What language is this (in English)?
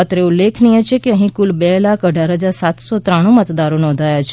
Gujarati